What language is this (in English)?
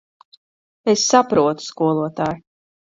Latvian